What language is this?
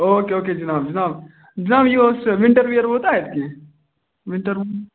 Kashmiri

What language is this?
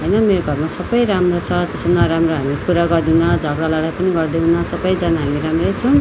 Nepali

